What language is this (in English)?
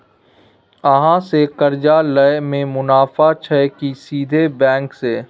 Maithili